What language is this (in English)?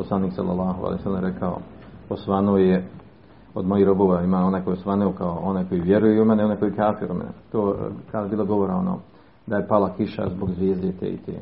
Croatian